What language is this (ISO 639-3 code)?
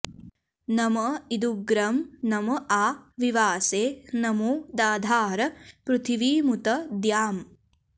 san